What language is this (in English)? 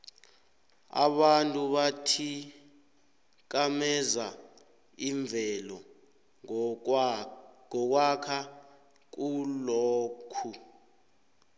South Ndebele